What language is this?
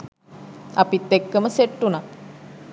Sinhala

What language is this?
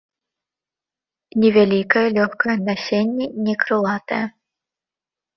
Belarusian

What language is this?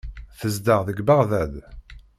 Kabyle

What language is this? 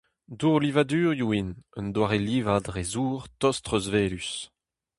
Breton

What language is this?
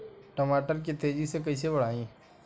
Bhojpuri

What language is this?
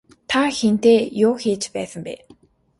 Mongolian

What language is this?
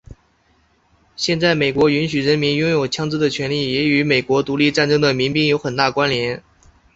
Chinese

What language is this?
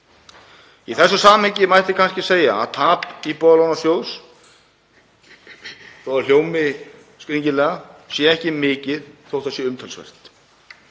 Icelandic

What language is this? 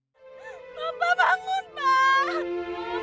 Indonesian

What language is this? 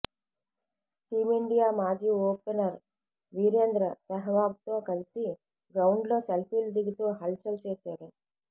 Telugu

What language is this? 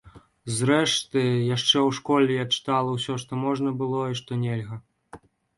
Belarusian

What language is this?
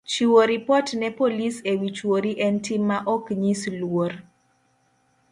Luo (Kenya and Tanzania)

